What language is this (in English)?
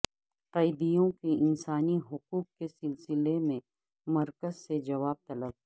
Urdu